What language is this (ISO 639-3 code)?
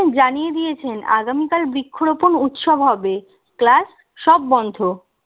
ben